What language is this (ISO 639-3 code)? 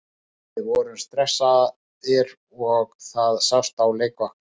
isl